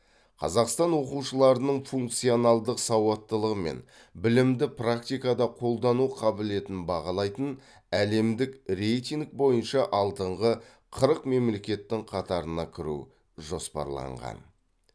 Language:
Kazakh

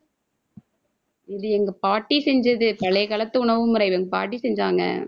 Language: Tamil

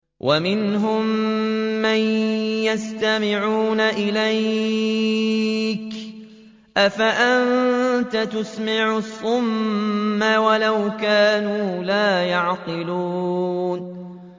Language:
Arabic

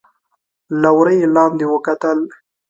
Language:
Pashto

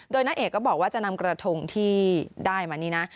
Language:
Thai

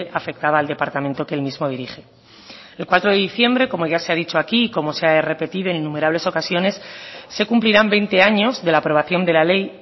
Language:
Spanish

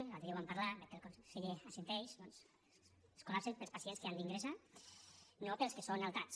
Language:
Catalan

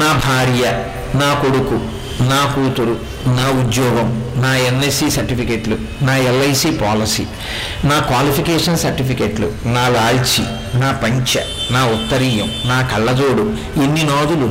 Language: Telugu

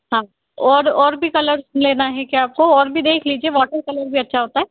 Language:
Hindi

